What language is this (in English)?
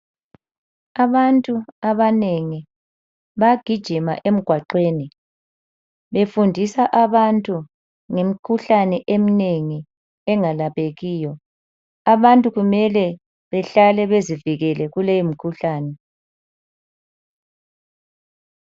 North Ndebele